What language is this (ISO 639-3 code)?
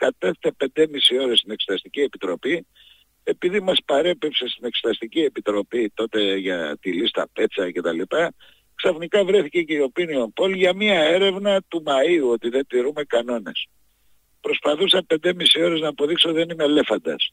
ell